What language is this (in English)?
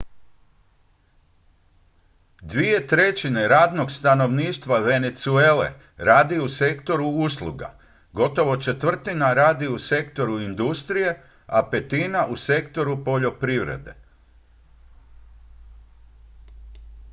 Croatian